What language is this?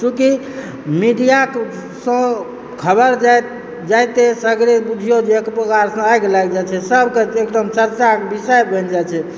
Maithili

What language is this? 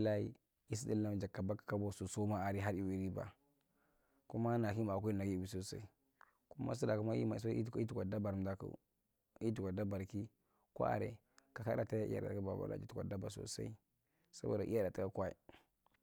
Marghi Central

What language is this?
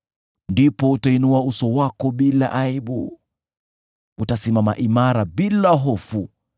Swahili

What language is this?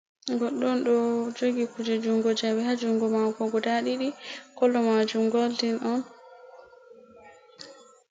Fula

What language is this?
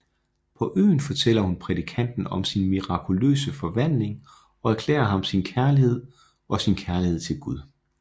Danish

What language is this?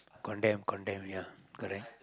English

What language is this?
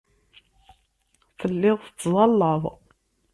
Kabyle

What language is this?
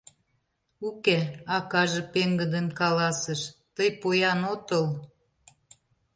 Mari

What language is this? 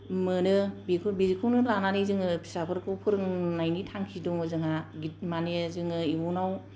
Bodo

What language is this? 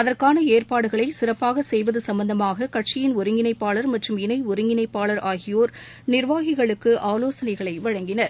Tamil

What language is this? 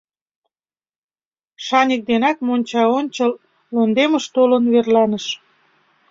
Mari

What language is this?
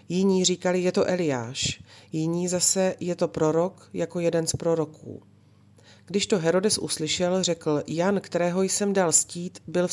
Czech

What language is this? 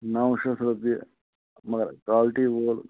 Kashmiri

